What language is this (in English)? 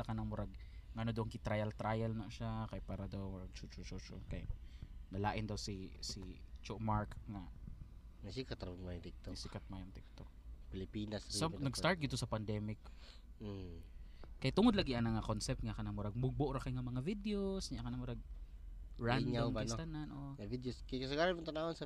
Filipino